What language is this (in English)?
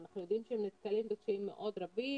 Hebrew